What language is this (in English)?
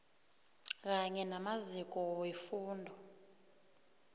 South Ndebele